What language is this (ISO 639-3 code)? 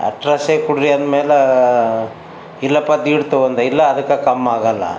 kan